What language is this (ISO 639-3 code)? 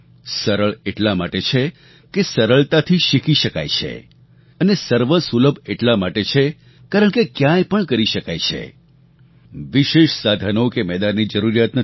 guj